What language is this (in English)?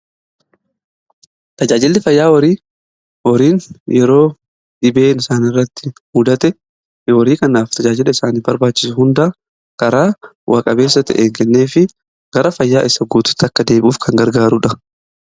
Oromo